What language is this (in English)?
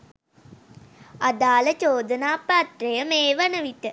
Sinhala